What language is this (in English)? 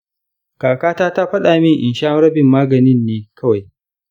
Hausa